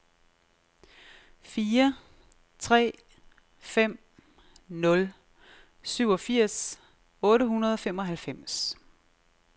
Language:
Danish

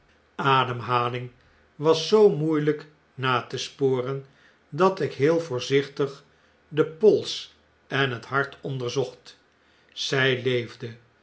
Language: Dutch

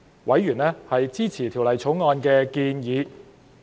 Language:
Cantonese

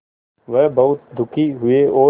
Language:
Hindi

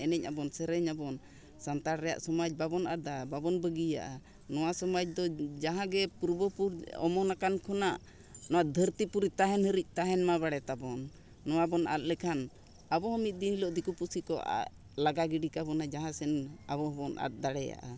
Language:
Santali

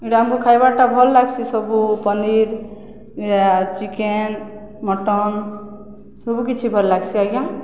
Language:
Odia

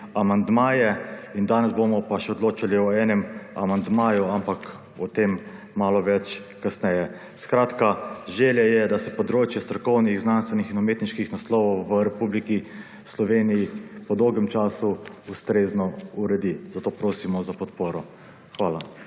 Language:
Slovenian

